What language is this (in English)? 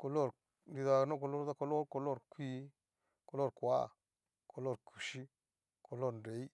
Cacaloxtepec Mixtec